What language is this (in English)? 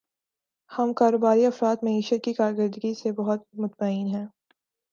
Urdu